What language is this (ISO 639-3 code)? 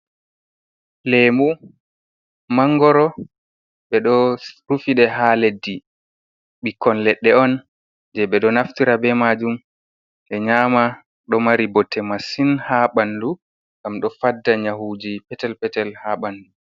ful